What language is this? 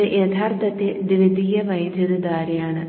Malayalam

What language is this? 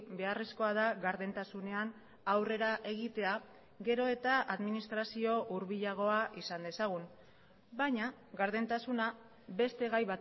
Basque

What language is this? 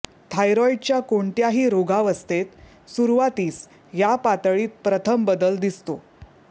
Marathi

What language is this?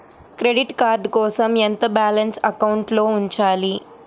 Telugu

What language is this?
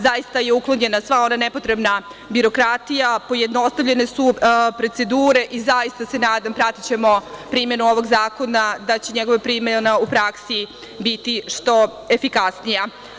Serbian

